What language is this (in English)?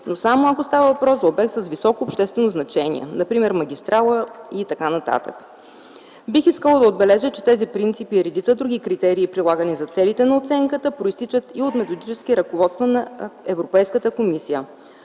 Bulgarian